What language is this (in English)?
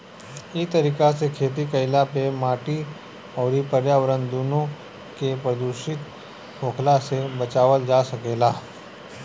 Bhojpuri